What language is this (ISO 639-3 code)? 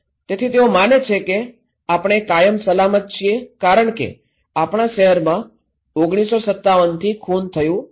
guj